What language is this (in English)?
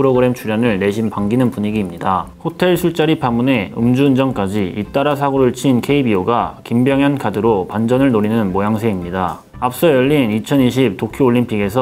Korean